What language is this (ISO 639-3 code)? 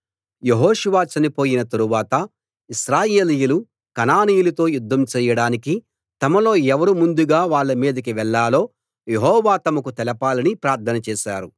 tel